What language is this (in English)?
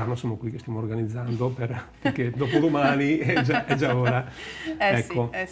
Italian